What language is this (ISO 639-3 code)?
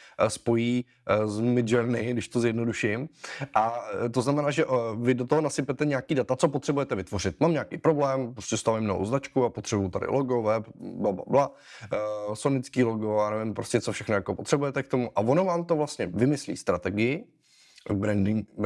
ces